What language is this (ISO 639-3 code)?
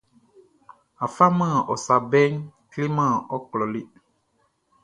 bci